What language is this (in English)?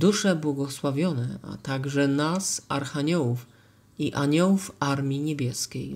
Polish